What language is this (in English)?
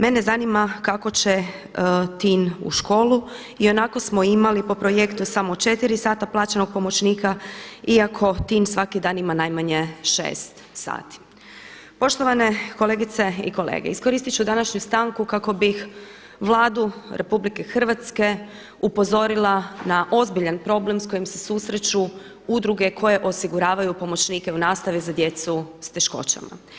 Croatian